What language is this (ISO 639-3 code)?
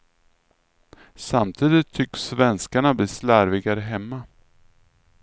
swe